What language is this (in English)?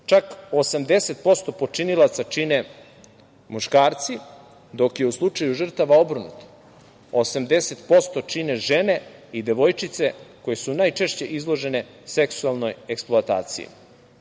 Serbian